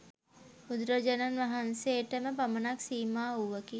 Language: Sinhala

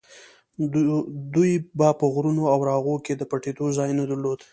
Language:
Pashto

